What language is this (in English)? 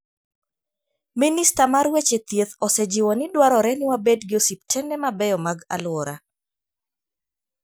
Luo (Kenya and Tanzania)